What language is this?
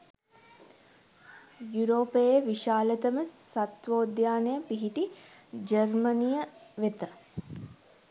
Sinhala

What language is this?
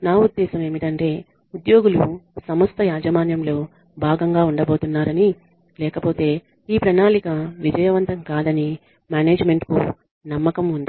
Telugu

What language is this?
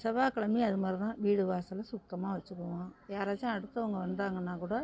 Tamil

